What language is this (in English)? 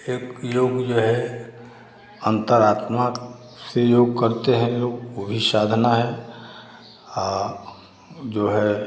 Hindi